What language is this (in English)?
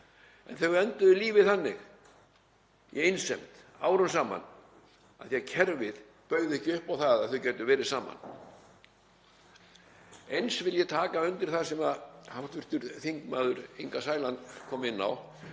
Icelandic